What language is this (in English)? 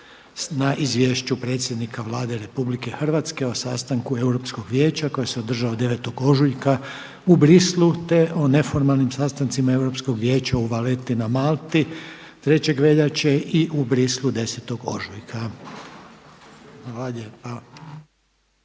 Croatian